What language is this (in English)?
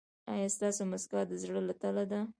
Pashto